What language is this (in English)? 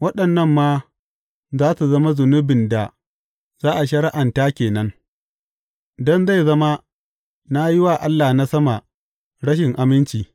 Hausa